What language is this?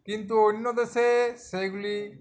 Bangla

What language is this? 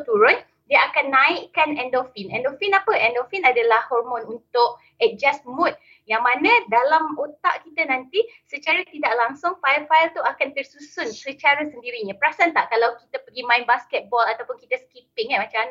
Malay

